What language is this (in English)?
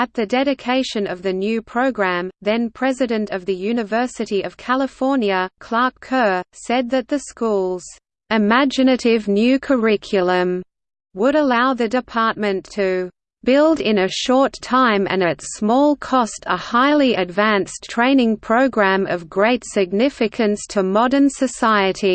English